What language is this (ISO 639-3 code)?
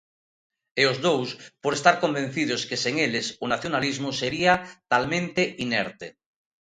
glg